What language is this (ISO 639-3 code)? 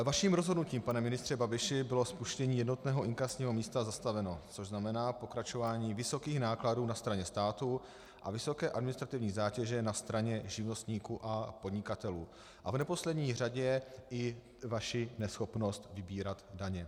ces